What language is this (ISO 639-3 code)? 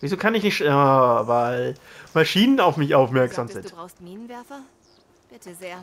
deu